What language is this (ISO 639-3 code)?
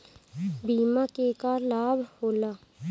bho